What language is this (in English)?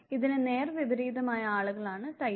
Malayalam